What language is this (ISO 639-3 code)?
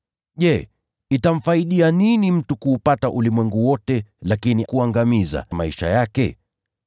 swa